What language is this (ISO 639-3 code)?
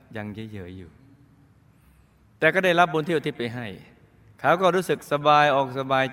tha